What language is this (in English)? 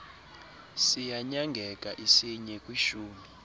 Xhosa